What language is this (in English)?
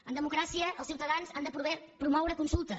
Catalan